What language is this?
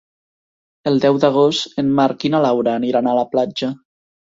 Catalan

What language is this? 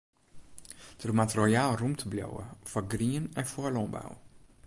Western Frisian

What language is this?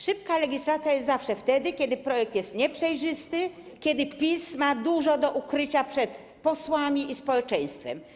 Polish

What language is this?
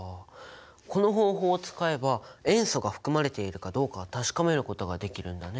Japanese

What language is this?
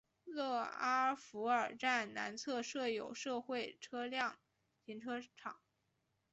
Chinese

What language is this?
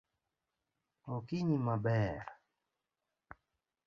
Luo (Kenya and Tanzania)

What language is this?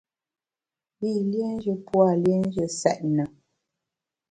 Bamun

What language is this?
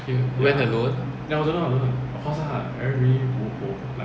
English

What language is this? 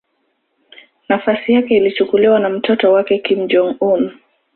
Swahili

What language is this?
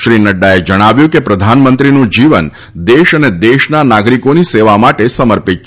Gujarati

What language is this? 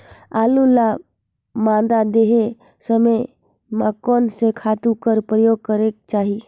Chhattisgarhi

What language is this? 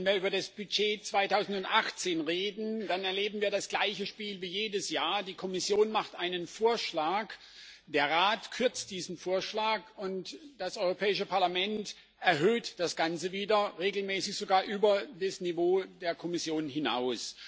German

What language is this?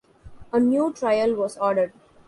English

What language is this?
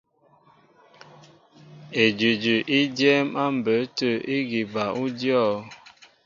Mbo (Cameroon)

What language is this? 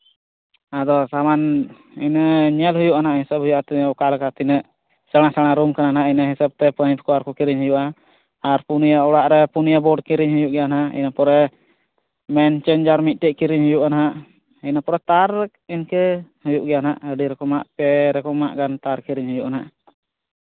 Santali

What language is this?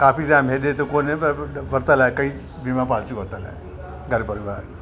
Sindhi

